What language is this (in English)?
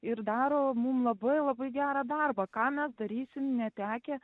Lithuanian